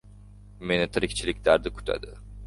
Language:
Uzbek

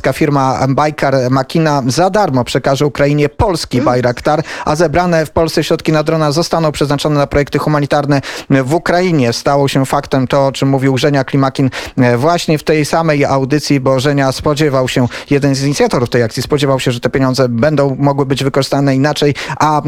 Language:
Polish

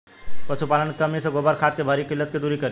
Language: Bhojpuri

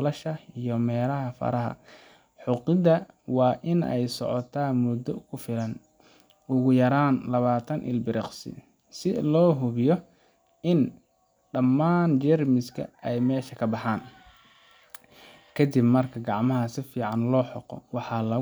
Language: Somali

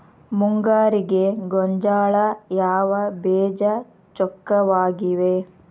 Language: Kannada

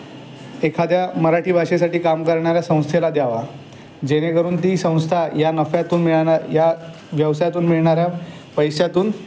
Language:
Marathi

